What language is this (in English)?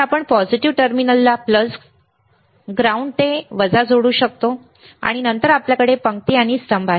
Marathi